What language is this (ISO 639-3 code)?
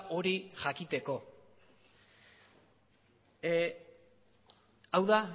eus